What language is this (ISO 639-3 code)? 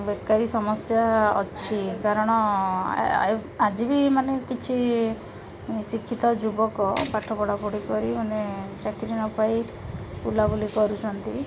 ori